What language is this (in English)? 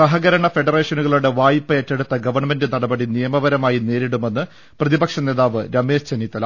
Malayalam